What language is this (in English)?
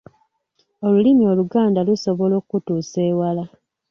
Ganda